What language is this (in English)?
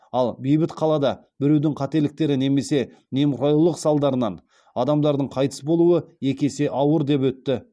Kazakh